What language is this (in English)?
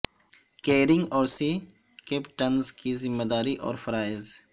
Urdu